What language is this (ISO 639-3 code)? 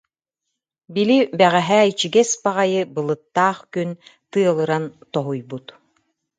sah